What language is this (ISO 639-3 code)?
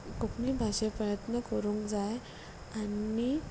kok